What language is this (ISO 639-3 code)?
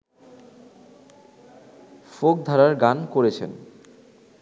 ben